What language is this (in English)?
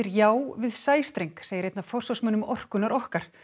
Icelandic